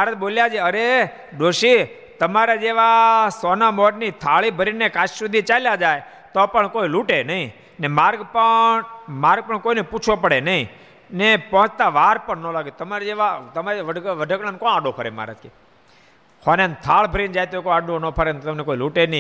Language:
Gujarati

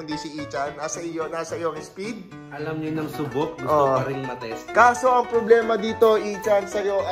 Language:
Filipino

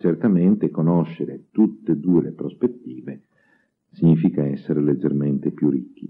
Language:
Italian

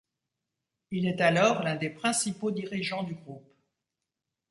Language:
French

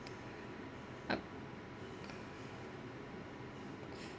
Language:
English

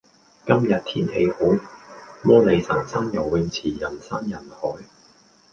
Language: Cantonese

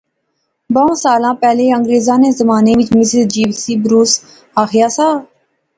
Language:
Pahari-Potwari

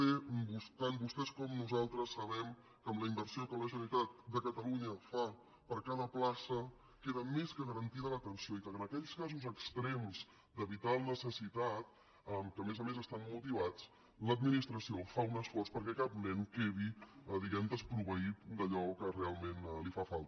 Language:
Catalan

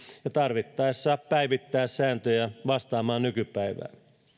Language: Finnish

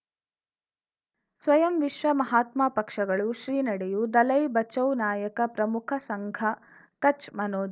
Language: Kannada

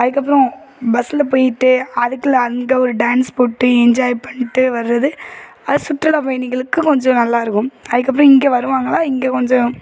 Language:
Tamil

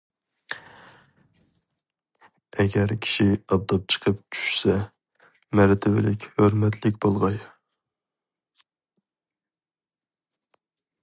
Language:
Uyghur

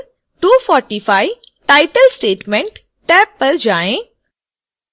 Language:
Hindi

